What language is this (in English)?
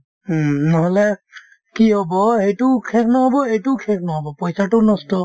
Assamese